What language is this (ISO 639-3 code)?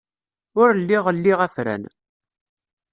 kab